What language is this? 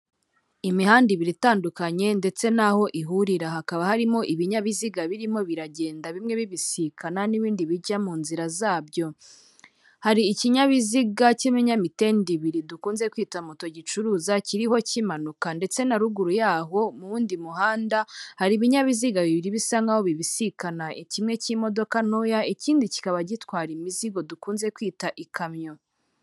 Kinyarwanda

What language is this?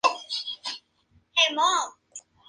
Spanish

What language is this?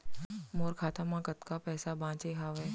Chhattisgarhi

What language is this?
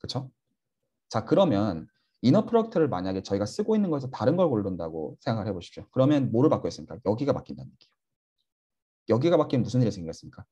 Korean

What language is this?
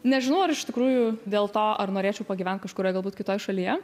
Lithuanian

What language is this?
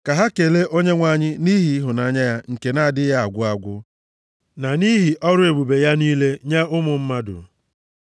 Igbo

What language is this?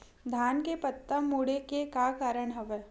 Chhattisgarhi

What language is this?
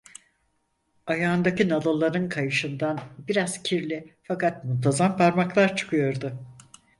Turkish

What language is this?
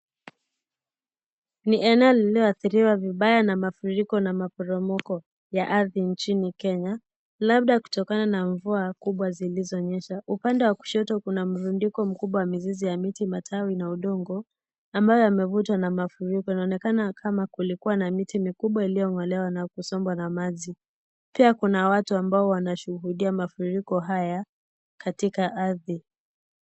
Swahili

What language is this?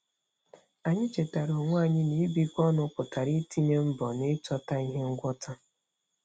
Igbo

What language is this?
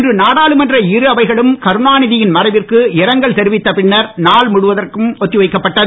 Tamil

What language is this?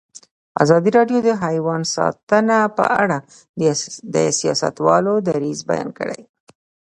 Pashto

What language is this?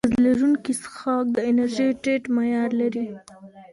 Pashto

